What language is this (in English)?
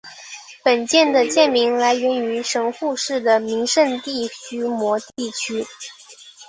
Chinese